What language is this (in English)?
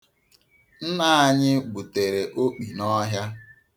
Igbo